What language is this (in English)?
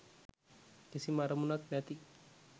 Sinhala